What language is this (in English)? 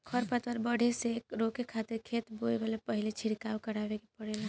Bhojpuri